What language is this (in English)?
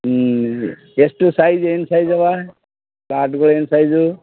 Kannada